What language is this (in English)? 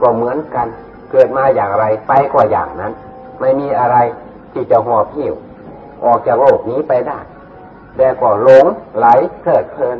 Thai